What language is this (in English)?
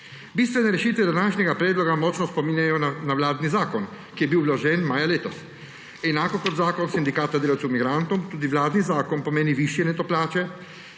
Slovenian